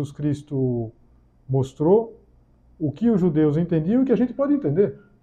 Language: Portuguese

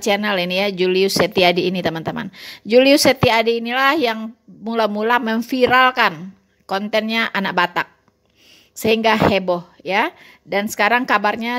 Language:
Indonesian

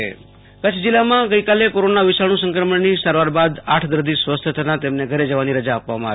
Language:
Gujarati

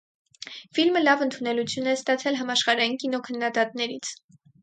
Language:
Armenian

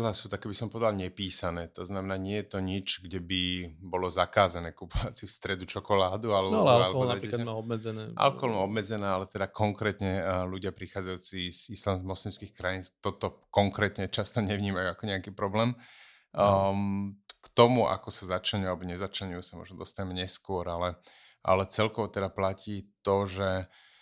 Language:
Slovak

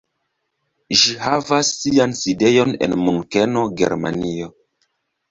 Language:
Esperanto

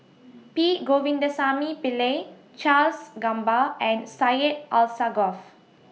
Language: English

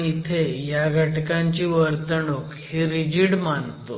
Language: Marathi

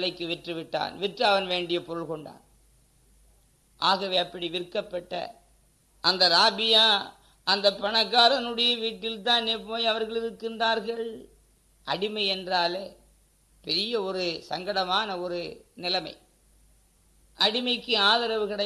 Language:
Tamil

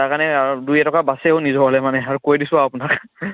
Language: Assamese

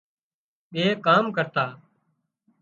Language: Wadiyara Koli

